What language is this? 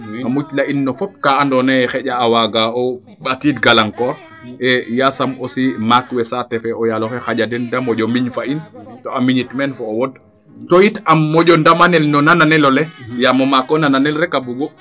Serer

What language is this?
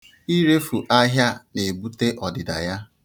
Igbo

